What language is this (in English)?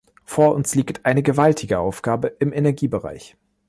German